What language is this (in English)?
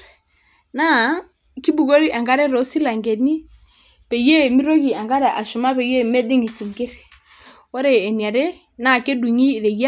Masai